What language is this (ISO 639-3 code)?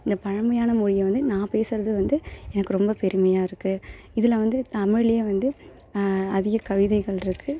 tam